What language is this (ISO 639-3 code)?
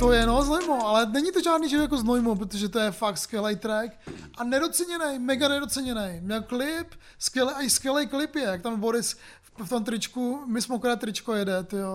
ces